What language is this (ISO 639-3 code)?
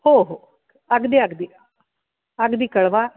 mar